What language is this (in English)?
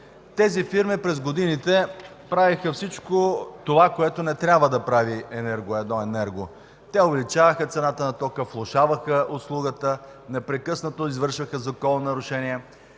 Bulgarian